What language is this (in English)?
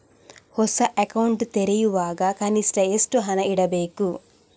Kannada